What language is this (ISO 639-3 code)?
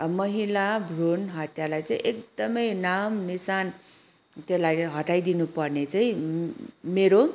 nep